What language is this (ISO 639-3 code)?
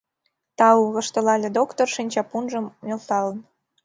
chm